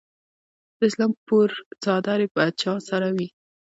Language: Pashto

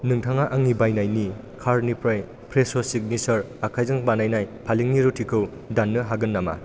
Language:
Bodo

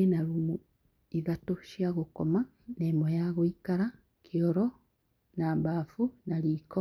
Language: Kikuyu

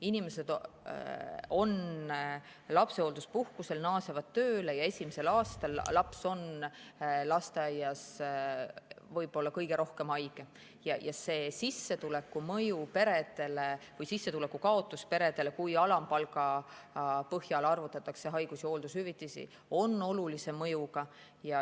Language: Estonian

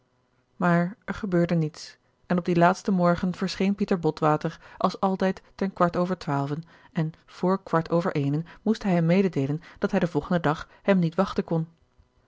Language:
Dutch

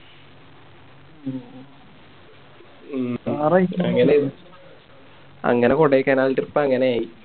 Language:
Malayalam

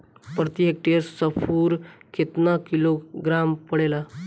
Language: Bhojpuri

